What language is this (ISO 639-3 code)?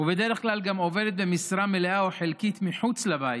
heb